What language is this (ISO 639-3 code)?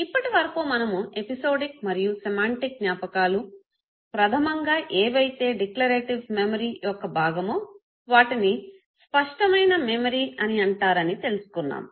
tel